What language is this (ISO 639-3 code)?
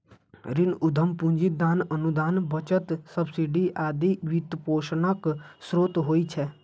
mai